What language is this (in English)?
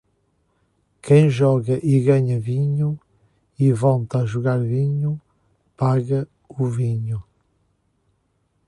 Portuguese